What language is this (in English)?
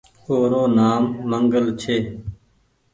Goaria